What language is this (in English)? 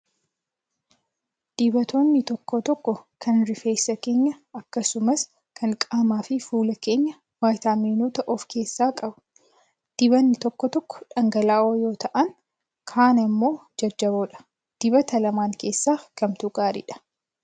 Oromo